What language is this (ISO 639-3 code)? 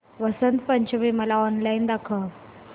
mar